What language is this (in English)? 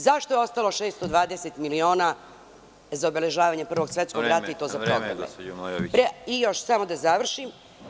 Serbian